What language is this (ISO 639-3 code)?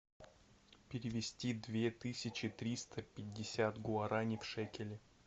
rus